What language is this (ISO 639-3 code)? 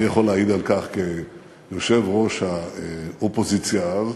heb